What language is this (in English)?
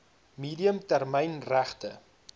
Afrikaans